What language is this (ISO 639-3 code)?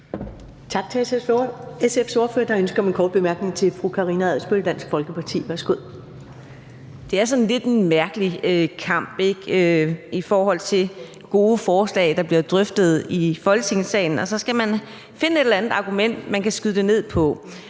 dan